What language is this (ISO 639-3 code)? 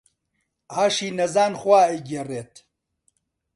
ckb